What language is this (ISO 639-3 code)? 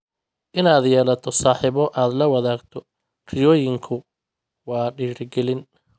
som